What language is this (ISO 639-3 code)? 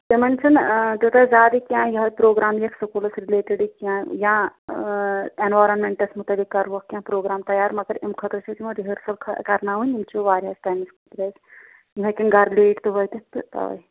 kas